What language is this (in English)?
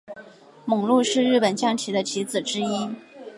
Chinese